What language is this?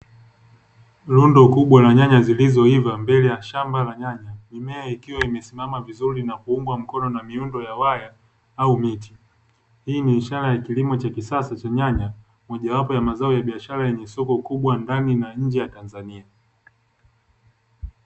Swahili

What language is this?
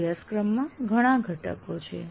Gujarati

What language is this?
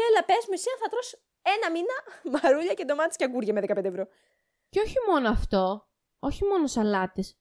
Greek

